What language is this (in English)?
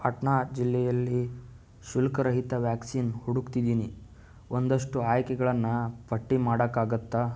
Kannada